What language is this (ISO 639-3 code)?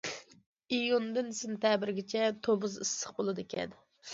uig